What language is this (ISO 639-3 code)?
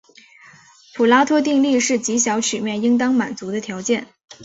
zho